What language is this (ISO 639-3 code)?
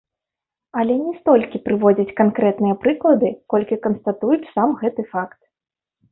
bel